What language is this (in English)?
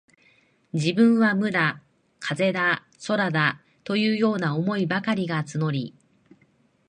Japanese